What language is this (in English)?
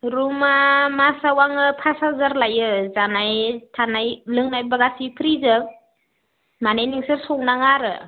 Bodo